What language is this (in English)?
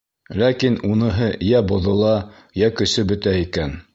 Bashkir